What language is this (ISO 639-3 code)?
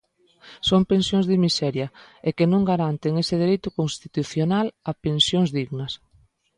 glg